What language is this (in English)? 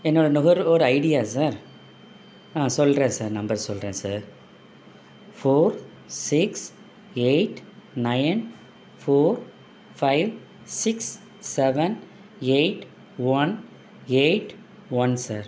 Tamil